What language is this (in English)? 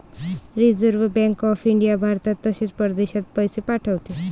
Marathi